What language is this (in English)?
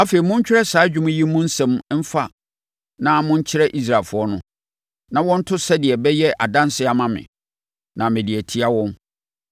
Akan